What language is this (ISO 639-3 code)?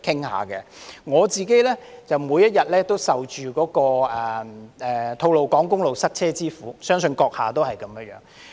yue